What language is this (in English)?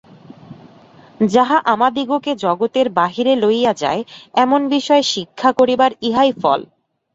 Bangla